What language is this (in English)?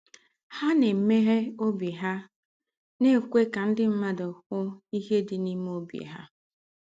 Igbo